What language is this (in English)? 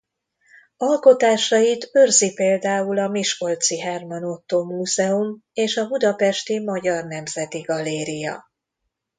Hungarian